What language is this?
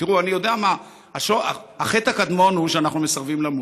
Hebrew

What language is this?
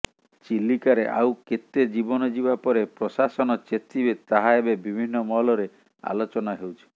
Odia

